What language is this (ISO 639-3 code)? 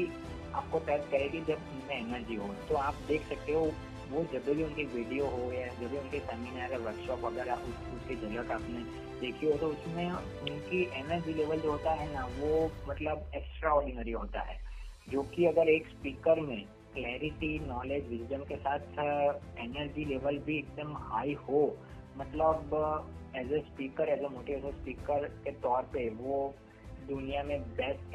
guj